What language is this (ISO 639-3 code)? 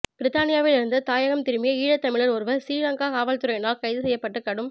tam